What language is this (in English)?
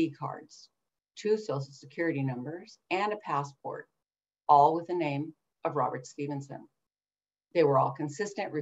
English